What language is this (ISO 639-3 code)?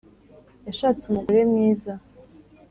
kin